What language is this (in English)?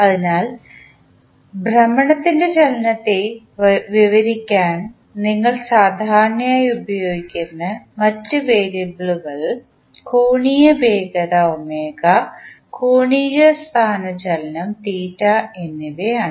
Malayalam